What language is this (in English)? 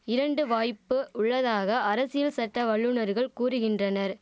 Tamil